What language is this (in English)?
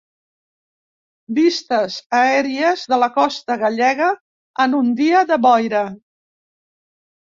Catalan